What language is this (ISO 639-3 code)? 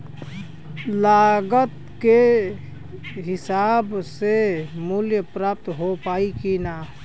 bho